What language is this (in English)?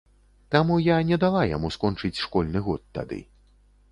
Belarusian